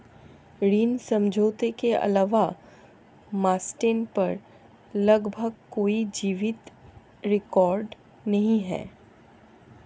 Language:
Hindi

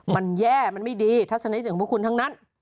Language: Thai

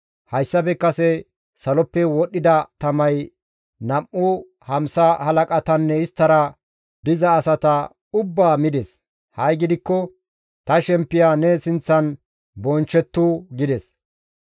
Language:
Gamo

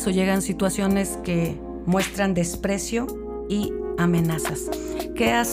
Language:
Spanish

